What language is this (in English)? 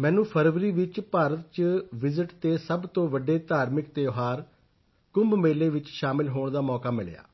Punjabi